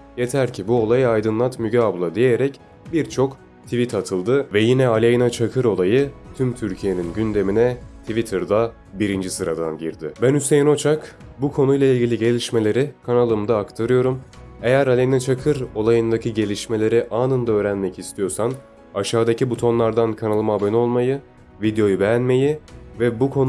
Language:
Turkish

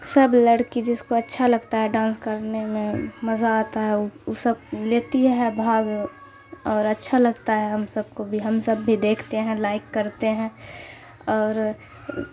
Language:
Urdu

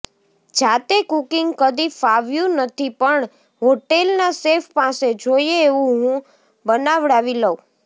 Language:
Gujarati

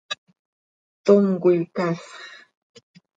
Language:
Seri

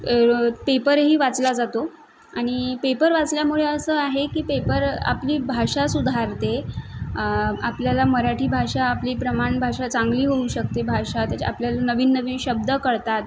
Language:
Marathi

